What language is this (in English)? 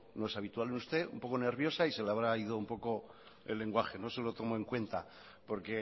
Spanish